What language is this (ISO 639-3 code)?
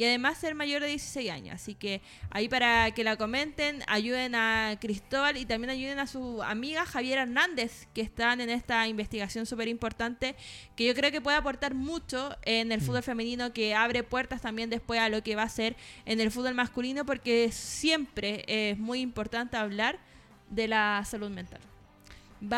spa